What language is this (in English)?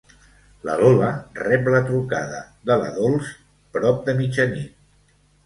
Catalan